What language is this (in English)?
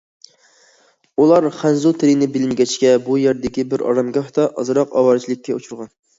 Uyghur